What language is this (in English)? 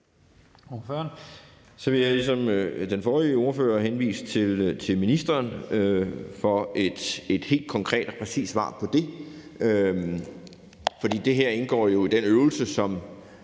Danish